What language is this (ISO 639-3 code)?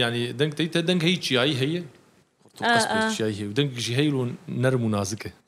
ara